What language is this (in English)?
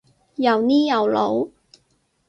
Cantonese